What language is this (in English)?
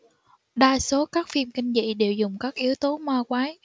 Vietnamese